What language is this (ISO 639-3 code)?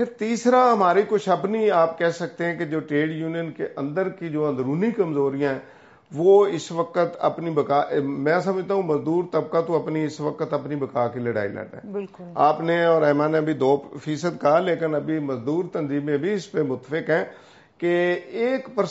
urd